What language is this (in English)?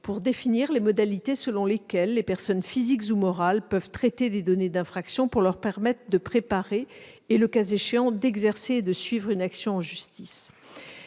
French